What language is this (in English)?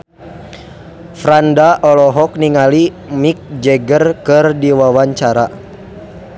Sundanese